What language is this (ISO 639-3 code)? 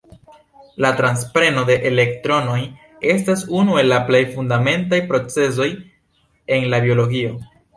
epo